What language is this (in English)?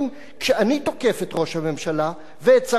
Hebrew